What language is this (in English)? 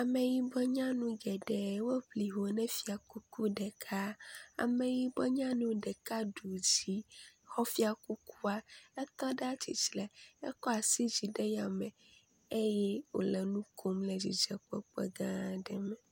Ewe